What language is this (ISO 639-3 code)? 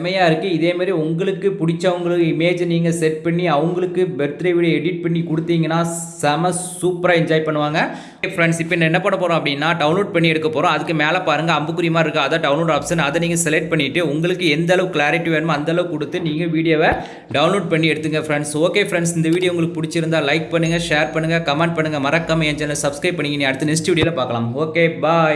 tam